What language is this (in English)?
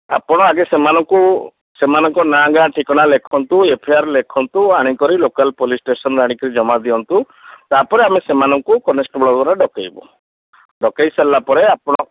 Odia